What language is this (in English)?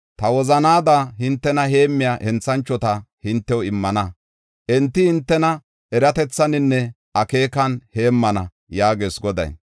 Gofa